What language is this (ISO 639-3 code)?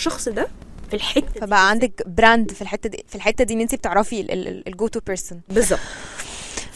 ara